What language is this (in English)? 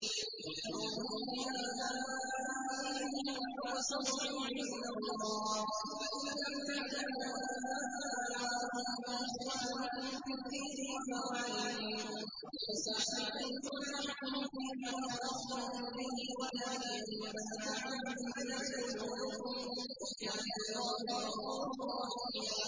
Arabic